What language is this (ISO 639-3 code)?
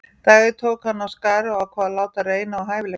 isl